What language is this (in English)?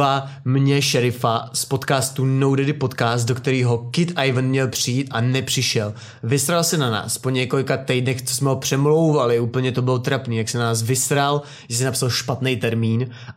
Czech